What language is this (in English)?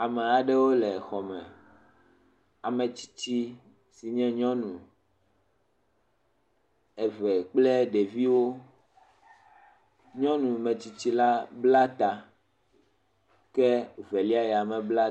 Ewe